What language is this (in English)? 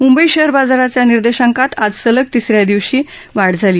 Marathi